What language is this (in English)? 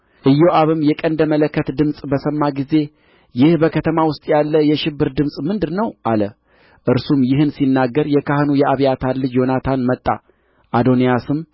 Amharic